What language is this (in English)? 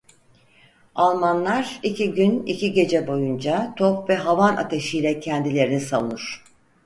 Turkish